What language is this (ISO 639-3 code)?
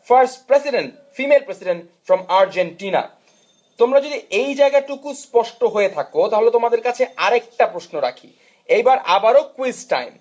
ben